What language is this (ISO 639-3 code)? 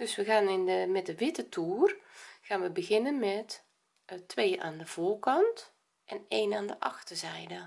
nld